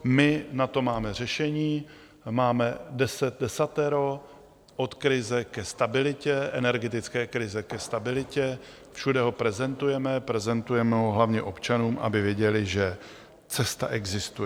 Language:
Czech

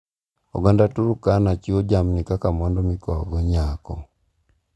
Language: Luo (Kenya and Tanzania)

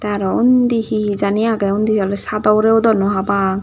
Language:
Chakma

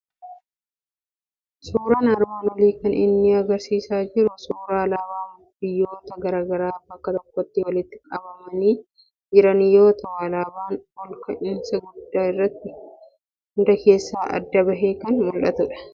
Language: Oromo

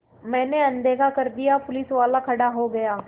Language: Hindi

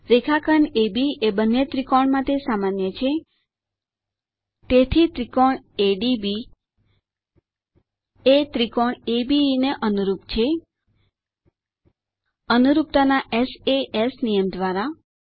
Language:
Gujarati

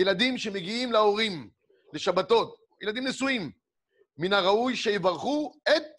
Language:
Hebrew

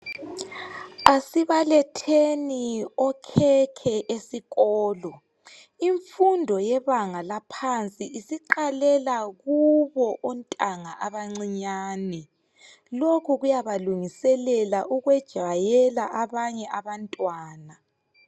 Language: North Ndebele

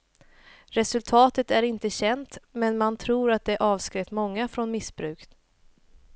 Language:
Swedish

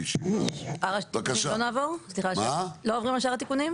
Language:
Hebrew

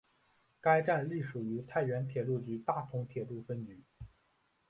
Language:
Chinese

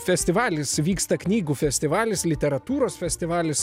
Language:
Lithuanian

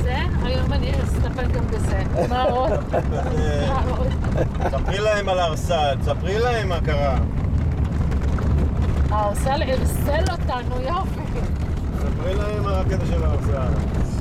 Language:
Hebrew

